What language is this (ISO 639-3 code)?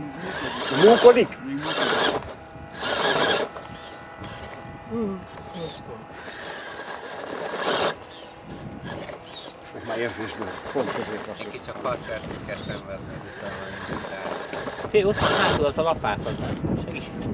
hun